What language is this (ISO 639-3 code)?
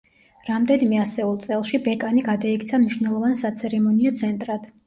kat